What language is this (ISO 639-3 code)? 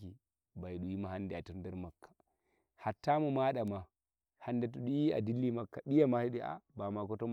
fuv